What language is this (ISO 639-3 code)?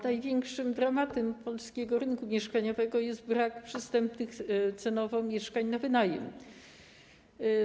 pol